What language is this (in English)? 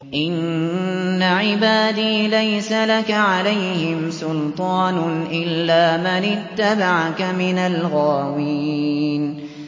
Arabic